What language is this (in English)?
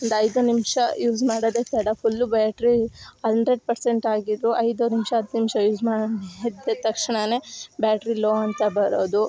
Kannada